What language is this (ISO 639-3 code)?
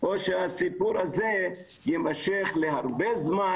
heb